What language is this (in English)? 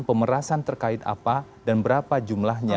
Indonesian